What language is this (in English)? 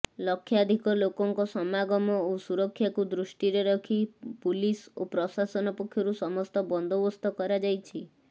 Odia